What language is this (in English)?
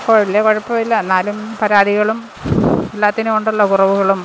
Malayalam